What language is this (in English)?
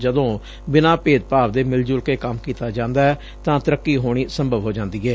Punjabi